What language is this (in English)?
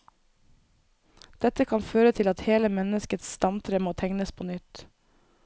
Norwegian